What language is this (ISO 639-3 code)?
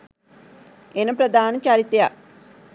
sin